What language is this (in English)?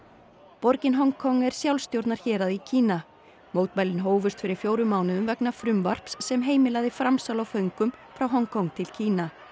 Icelandic